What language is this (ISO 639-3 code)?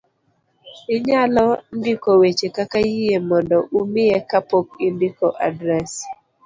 luo